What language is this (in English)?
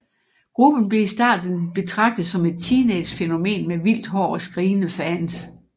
Danish